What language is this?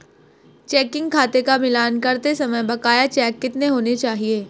Hindi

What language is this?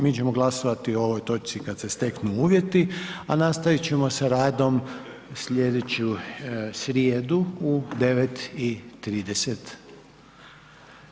Croatian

